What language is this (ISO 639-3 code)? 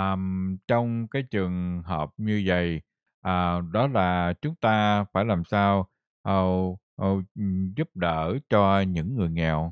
vie